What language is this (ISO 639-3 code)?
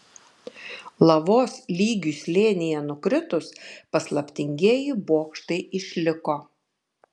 lit